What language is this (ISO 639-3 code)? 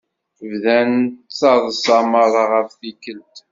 kab